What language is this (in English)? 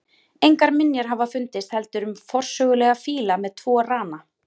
Icelandic